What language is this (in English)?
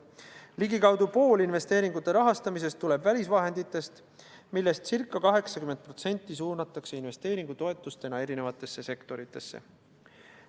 Estonian